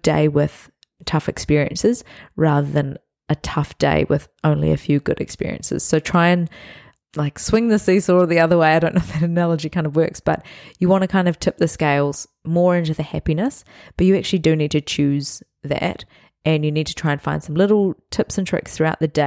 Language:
English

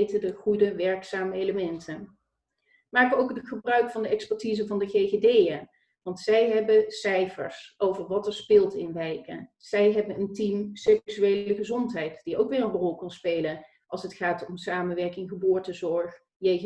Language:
Dutch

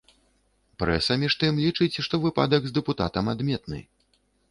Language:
Belarusian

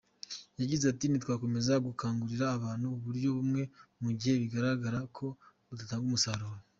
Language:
Kinyarwanda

